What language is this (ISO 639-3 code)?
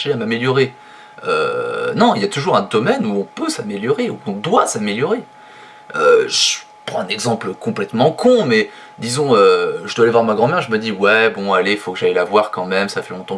fra